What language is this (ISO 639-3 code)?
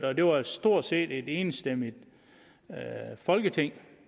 dan